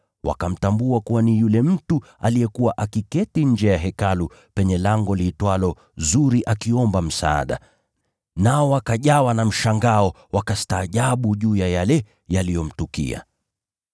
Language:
Swahili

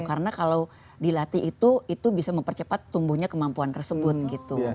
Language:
Indonesian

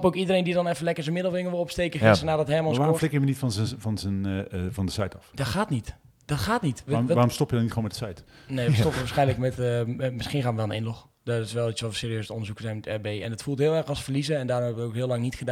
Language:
Dutch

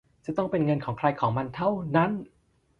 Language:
Thai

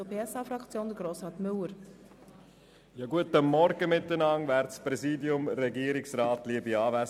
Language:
Swiss German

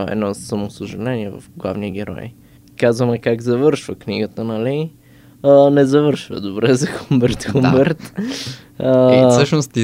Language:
Bulgarian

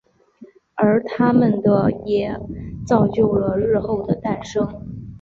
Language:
Chinese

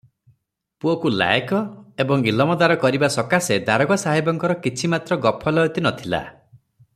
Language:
Odia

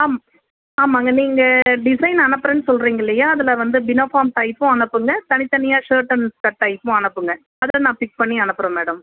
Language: Tamil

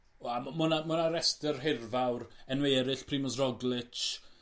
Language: Welsh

